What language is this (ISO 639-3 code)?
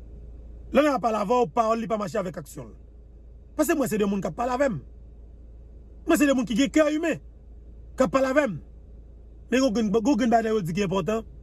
fra